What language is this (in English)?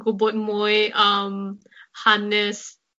Welsh